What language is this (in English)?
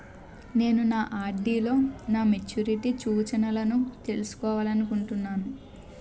Telugu